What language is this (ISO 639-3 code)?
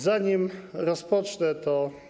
pol